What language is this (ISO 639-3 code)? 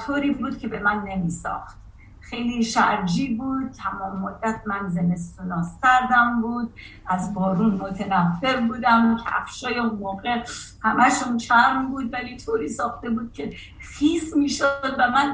fas